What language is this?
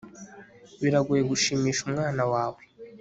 Kinyarwanda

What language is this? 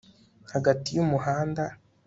Kinyarwanda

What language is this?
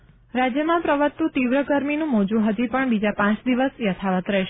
Gujarati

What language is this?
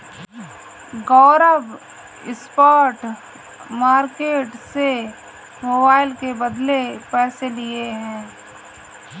Hindi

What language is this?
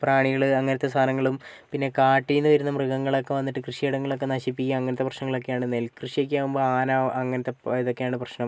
Malayalam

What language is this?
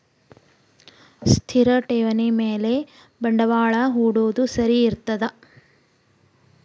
Kannada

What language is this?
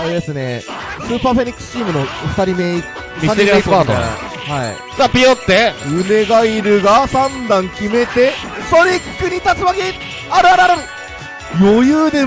Japanese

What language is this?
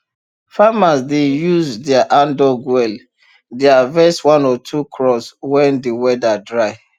Nigerian Pidgin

